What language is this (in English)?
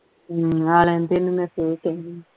Punjabi